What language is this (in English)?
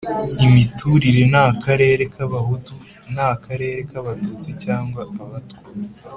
Kinyarwanda